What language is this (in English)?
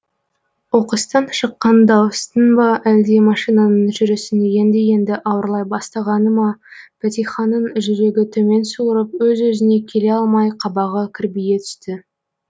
Kazakh